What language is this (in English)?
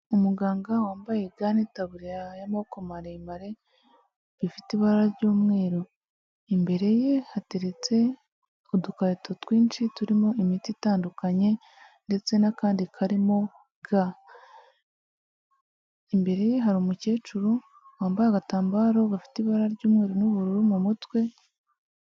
Kinyarwanda